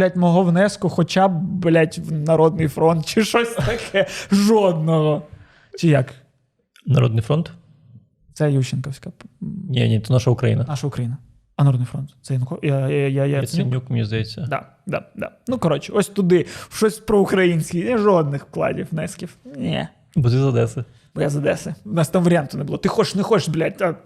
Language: Ukrainian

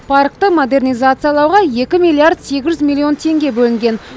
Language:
Kazakh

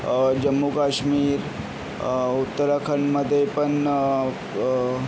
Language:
Marathi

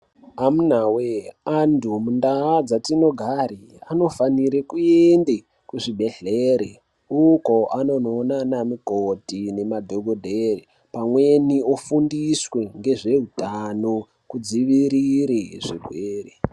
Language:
Ndau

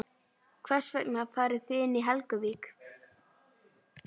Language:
Icelandic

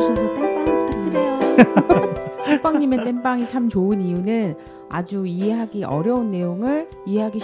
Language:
Korean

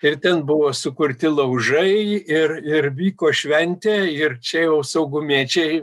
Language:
Lithuanian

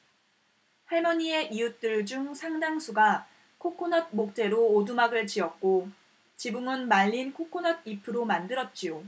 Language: Korean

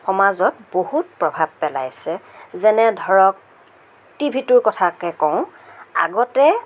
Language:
Assamese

